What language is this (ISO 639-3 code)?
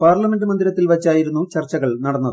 mal